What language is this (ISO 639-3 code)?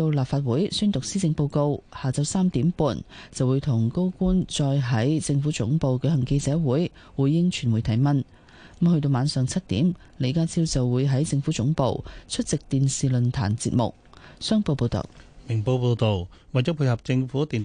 zho